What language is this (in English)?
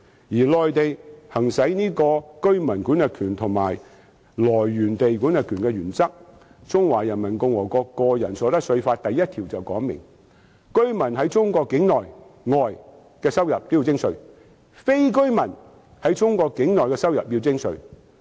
Cantonese